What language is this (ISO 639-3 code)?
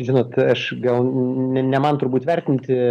lit